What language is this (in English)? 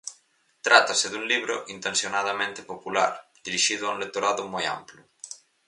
Galician